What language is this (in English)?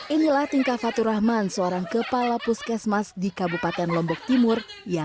Indonesian